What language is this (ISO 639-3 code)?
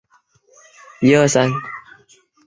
zho